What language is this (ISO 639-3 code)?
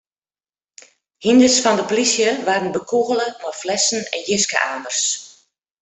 fry